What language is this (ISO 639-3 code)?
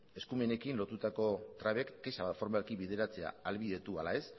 eus